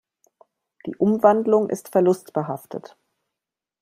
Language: German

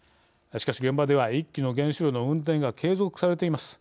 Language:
Japanese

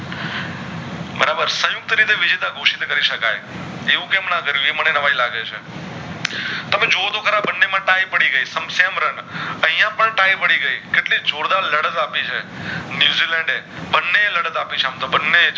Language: Gujarati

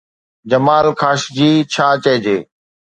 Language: Sindhi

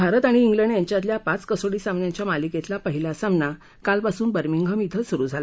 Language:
Marathi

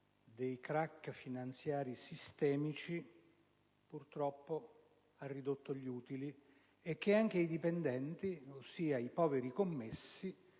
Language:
Italian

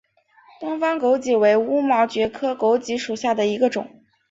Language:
Chinese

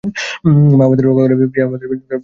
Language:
Bangla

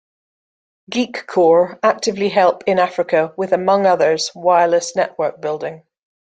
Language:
English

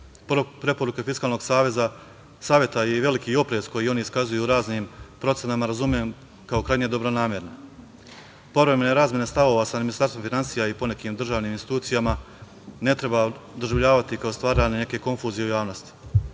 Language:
Serbian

